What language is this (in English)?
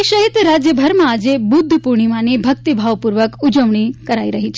Gujarati